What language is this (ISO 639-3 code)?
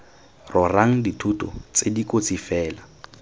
tsn